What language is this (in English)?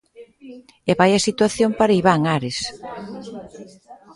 Galician